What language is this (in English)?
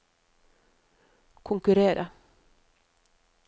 Norwegian